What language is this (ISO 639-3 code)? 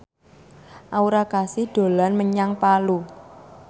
jav